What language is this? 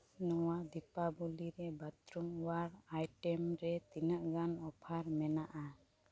Santali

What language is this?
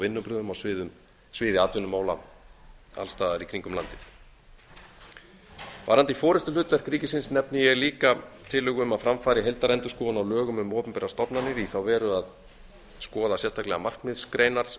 Icelandic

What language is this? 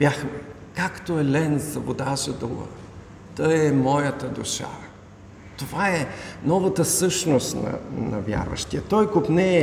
Bulgarian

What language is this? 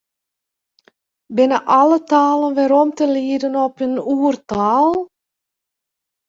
Western Frisian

